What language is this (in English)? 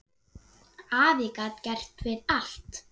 Icelandic